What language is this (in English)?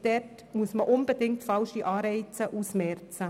Swiss German